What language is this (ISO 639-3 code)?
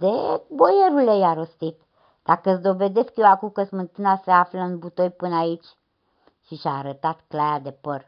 ron